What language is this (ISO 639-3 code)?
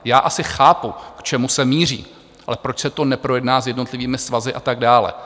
ces